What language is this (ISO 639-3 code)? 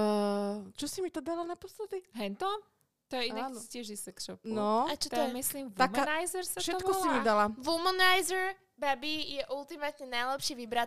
slk